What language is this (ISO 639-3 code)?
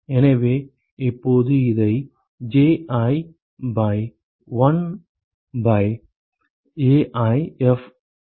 tam